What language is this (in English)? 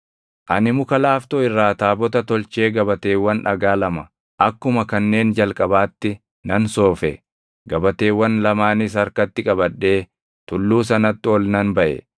Oromo